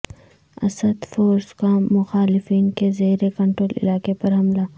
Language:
Urdu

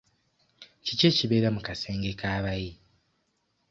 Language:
Ganda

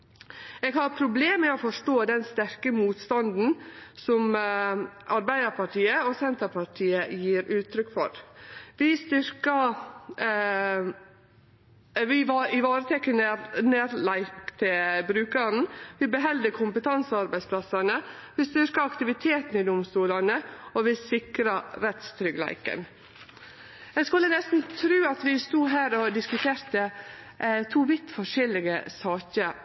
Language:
Norwegian Nynorsk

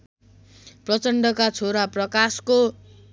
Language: Nepali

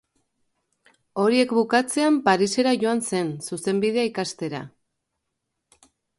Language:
Basque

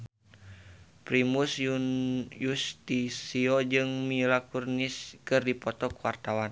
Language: Sundanese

